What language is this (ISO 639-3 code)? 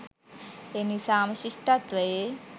sin